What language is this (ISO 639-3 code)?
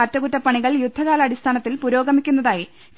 mal